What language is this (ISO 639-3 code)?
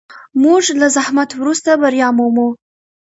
pus